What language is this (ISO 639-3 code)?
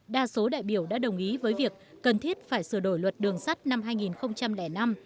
vie